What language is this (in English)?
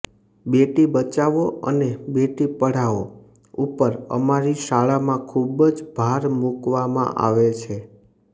Gujarati